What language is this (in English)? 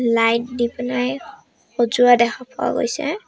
Assamese